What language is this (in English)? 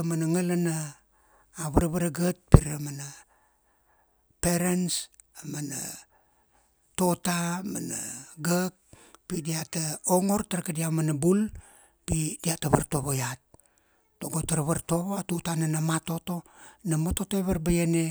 Kuanua